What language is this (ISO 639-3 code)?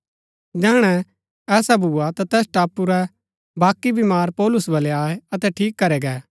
gbk